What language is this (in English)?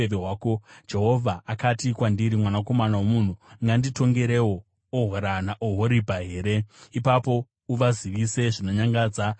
Shona